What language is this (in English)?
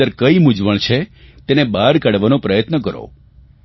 Gujarati